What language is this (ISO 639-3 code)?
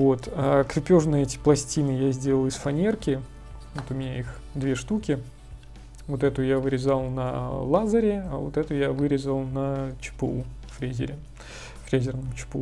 rus